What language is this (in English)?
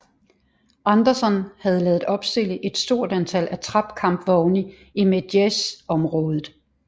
Danish